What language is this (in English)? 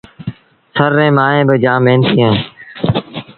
Sindhi Bhil